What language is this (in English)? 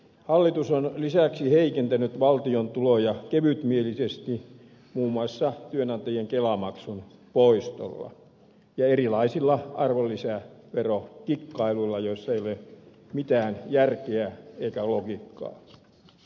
Finnish